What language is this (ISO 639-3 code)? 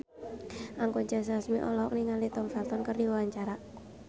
sun